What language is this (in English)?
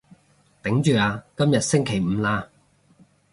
Cantonese